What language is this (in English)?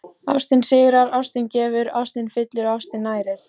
Icelandic